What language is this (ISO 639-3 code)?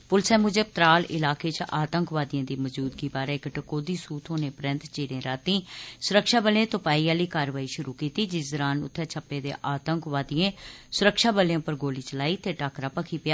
doi